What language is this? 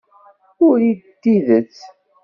Kabyle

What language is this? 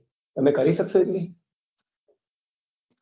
Gujarati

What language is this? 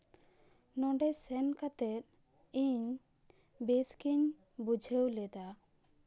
Santali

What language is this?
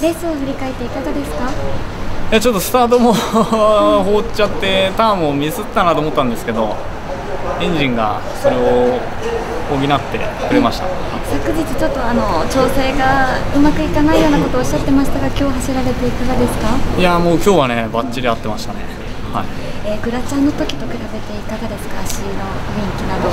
Japanese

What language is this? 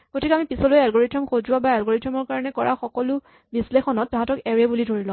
Assamese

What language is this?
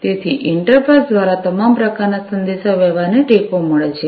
Gujarati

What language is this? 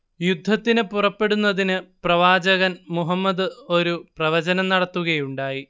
Malayalam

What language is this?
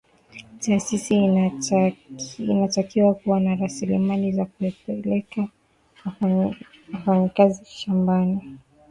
Swahili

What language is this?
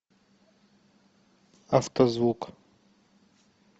Russian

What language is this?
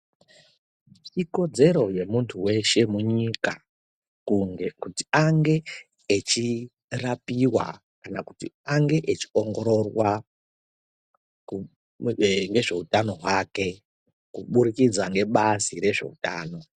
Ndau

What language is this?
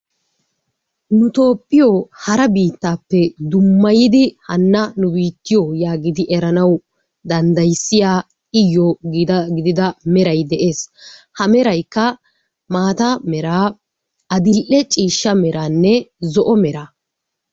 Wolaytta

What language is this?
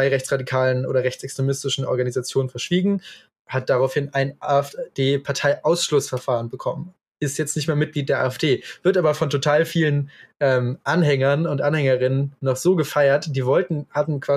German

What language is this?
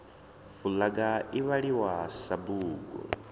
Venda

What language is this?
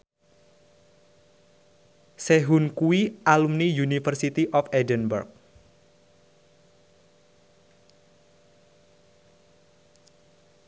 Javanese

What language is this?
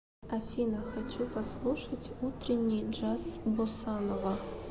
Russian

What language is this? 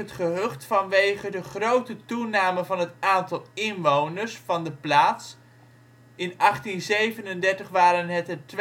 Dutch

